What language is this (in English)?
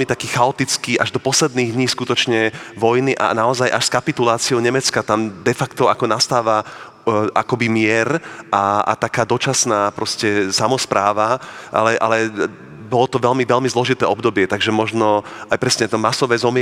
Slovak